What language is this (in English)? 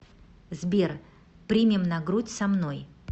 Russian